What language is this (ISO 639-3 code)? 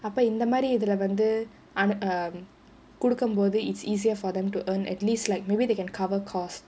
eng